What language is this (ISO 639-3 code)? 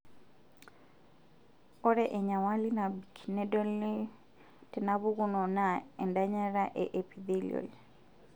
mas